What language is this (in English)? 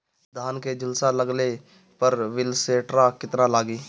Bhojpuri